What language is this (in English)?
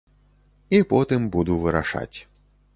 Belarusian